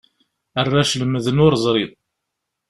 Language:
Kabyle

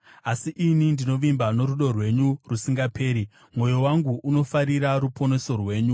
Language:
Shona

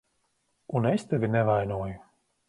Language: Latvian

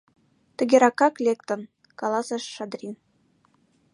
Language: Mari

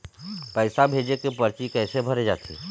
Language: Chhattisgarhi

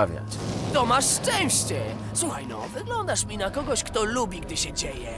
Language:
Polish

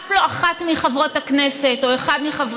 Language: Hebrew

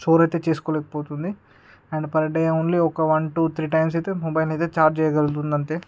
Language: Telugu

